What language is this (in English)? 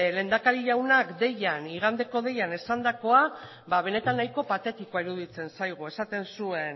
Basque